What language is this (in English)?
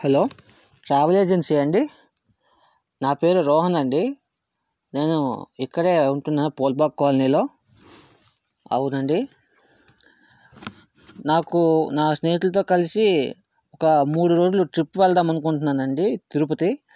Telugu